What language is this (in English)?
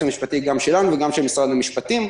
Hebrew